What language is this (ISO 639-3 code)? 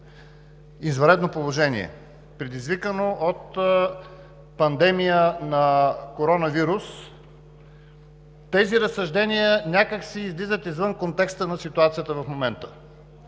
bul